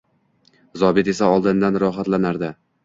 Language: Uzbek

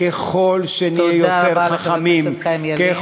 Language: Hebrew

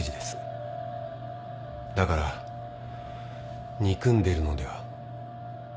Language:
Japanese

